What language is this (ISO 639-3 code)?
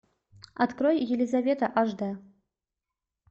rus